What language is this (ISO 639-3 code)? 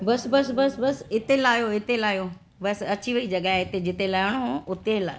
snd